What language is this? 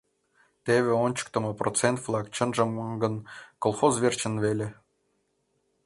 Mari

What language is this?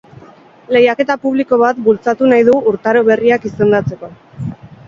Basque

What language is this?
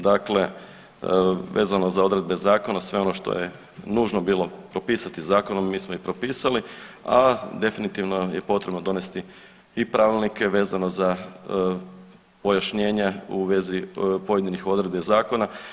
Croatian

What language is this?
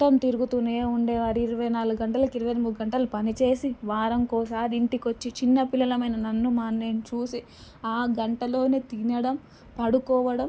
Telugu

